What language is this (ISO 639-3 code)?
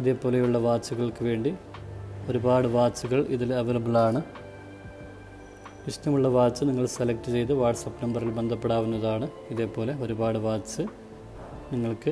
mal